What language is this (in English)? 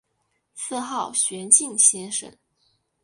Chinese